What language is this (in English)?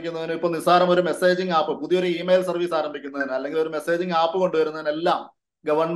Malayalam